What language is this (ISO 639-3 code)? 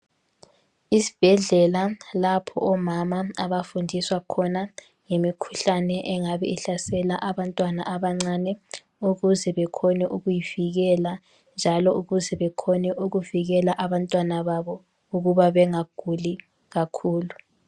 nde